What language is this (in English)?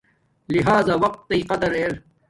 Domaaki